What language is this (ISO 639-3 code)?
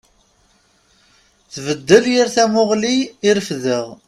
kab